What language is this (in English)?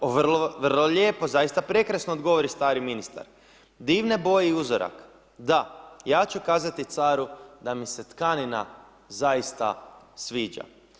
Croatian